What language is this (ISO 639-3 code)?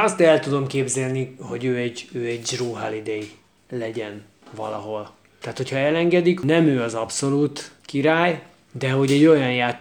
hun